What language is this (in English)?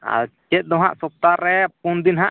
Santali